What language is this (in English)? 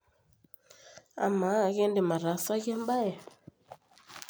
Masai